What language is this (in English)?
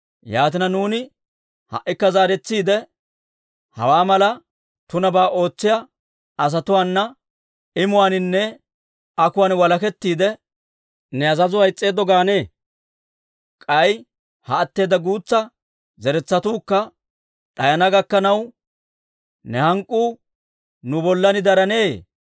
Dawro